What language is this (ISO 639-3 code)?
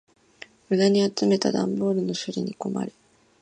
jpn